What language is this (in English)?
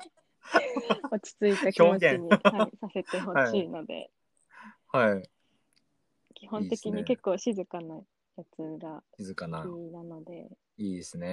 Japanese